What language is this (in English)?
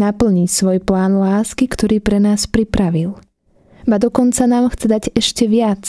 Slovak